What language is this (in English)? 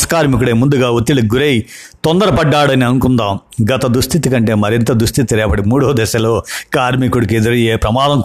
Telugu